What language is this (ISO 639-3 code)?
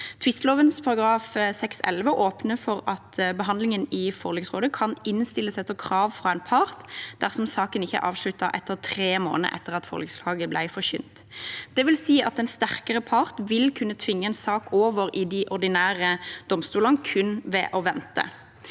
nor